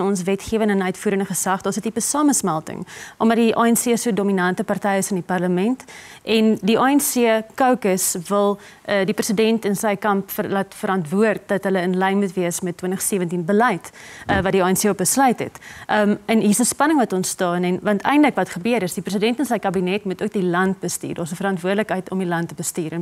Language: Dutch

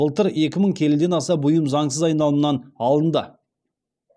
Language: Kazakh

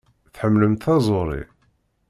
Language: Kabyle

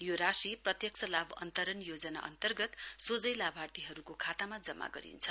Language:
Nepali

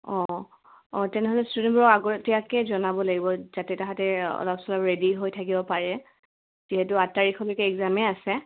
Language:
Assamese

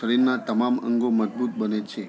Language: Gujarati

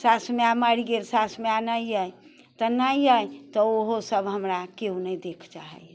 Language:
Maithili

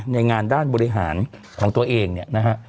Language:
Thai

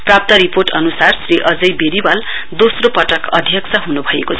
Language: Nepali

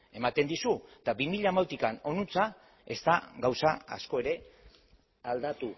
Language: Basque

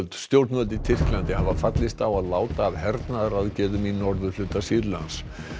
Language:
Icelandic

